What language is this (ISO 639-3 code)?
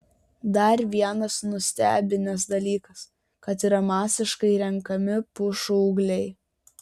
lit